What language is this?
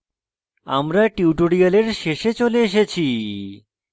Bangla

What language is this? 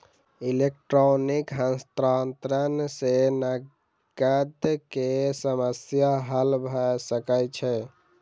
Maithili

